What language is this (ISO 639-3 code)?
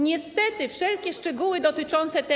pol